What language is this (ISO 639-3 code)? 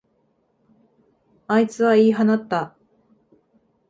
jpn